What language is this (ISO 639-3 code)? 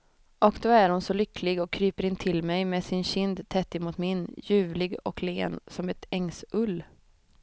swe